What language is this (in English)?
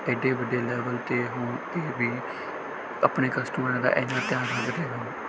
Punjabi